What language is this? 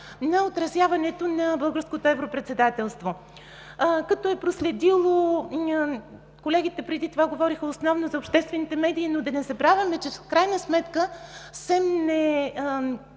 Bulgarian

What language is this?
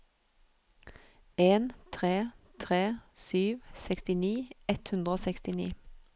Norwegian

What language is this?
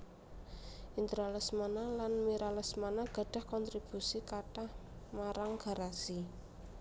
Javanese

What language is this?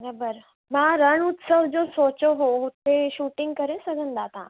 Sindhi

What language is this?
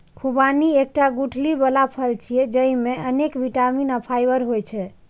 Maithili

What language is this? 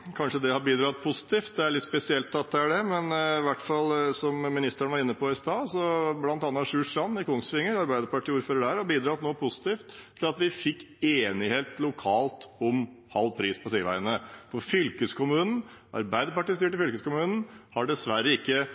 Norwegian Bokmål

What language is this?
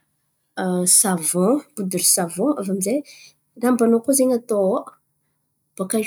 Antankarana Malagasy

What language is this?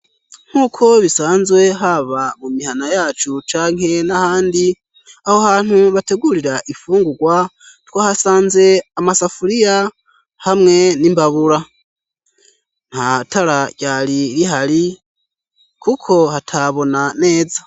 Rundi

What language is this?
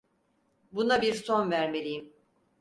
Turkish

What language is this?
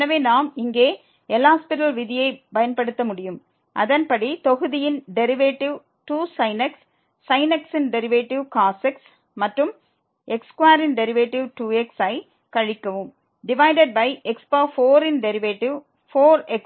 Tamil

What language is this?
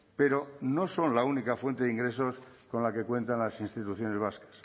Spanish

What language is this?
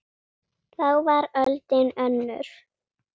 Icelandic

